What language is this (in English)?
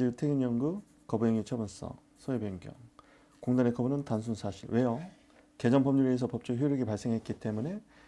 Korean